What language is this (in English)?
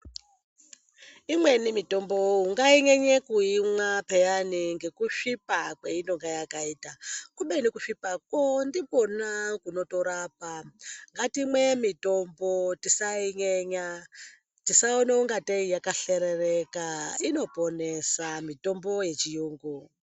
Ndau